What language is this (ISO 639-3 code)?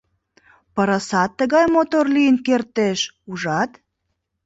chm